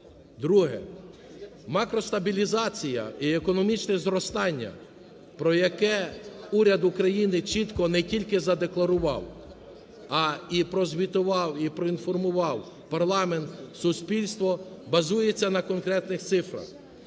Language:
Ukrainian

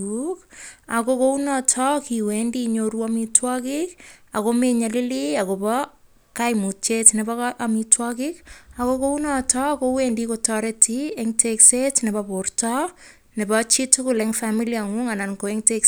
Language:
Kalenjin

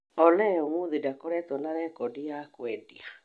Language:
Kikuyu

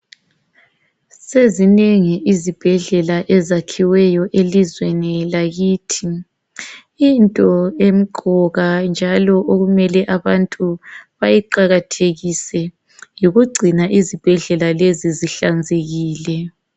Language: North Ndebele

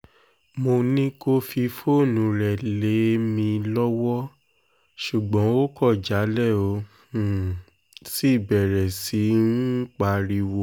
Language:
Yoruba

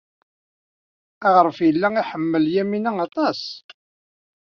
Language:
Kabyle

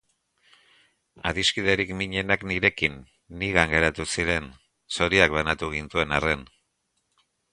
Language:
Basque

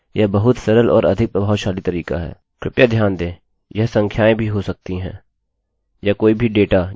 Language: Hindi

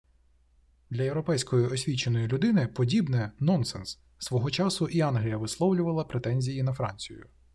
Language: Ukrainian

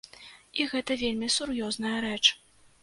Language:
Belarusian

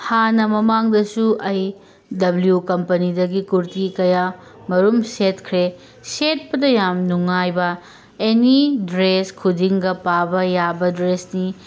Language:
Manipuri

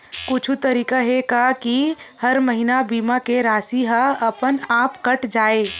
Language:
Chhattisgarhi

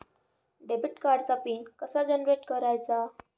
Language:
Marathi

